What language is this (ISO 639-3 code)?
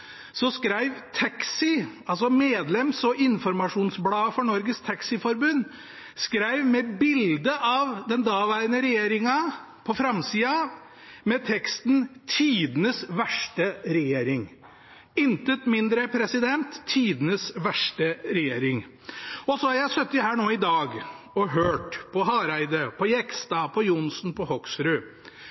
nob